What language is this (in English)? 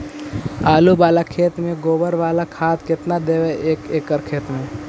Magahi